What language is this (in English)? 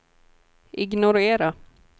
Swedish